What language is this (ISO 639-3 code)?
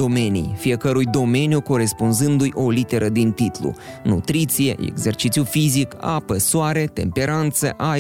ron